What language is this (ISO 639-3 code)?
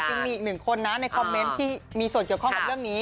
tha